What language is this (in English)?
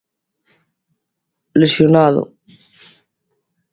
Galician